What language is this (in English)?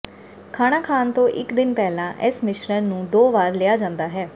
Punjabi